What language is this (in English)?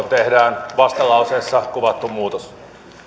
Finnish